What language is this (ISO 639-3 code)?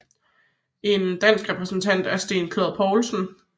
dan